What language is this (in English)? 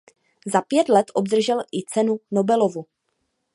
Czech